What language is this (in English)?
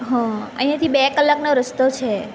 Gujarati